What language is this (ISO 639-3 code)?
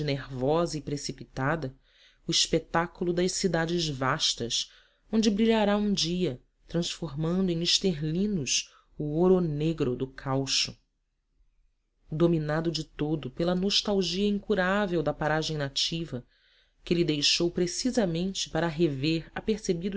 por